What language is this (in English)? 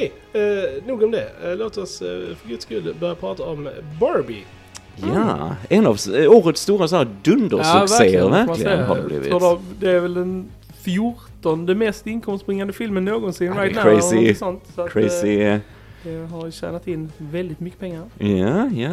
Swedish